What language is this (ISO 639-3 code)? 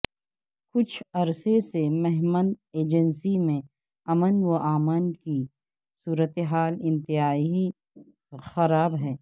urd